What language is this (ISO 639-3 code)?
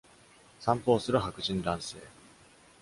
jpn